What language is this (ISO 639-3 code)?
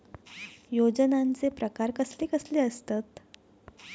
mar